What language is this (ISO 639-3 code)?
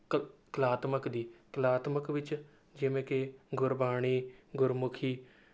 pan